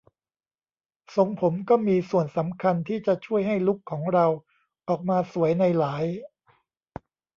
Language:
Thai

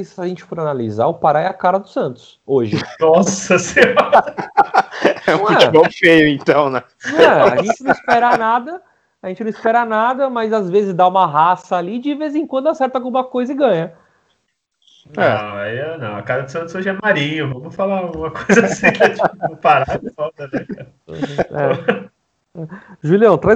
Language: Portuguese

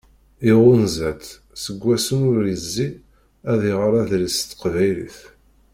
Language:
Kabyle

